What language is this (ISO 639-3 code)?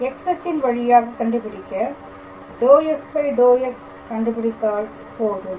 tam